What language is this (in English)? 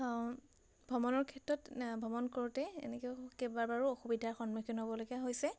Assamese